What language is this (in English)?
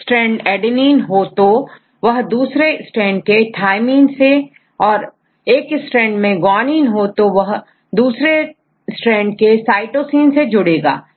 Hindi